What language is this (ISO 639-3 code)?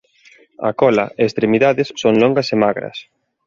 glg